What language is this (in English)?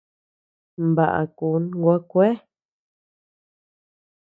Tepeuxila Cuicatec